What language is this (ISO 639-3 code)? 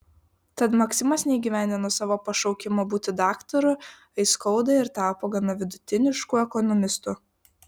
lit